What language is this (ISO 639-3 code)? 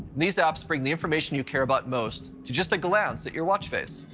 eng